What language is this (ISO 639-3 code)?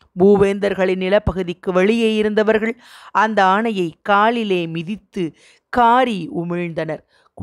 tam